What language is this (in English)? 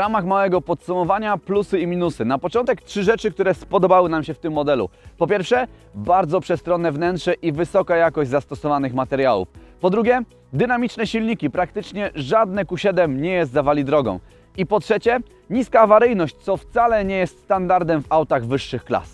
Polish